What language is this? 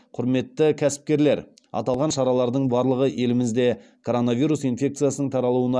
Kazakh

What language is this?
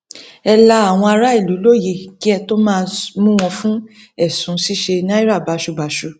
Yoruba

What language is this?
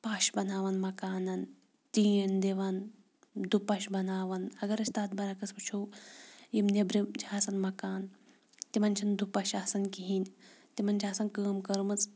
Kashmiri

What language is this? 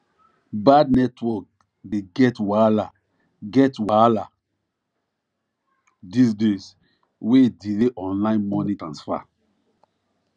Nigerian Pidgin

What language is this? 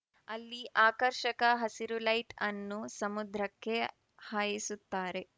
Kannada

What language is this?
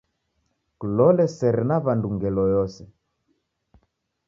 Taita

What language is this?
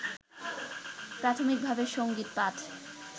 Bangla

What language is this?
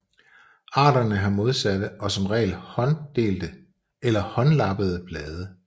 Danish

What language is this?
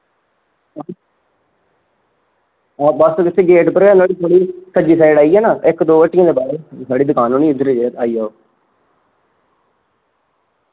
Dogri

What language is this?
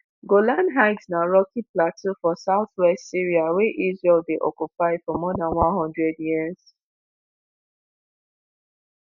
Nigerian Pidgin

